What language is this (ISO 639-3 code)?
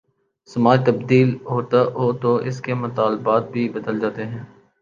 urd